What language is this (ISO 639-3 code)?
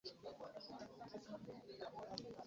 lug